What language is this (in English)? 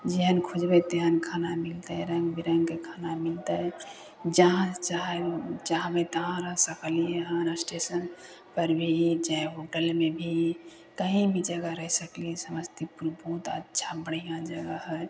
Maithili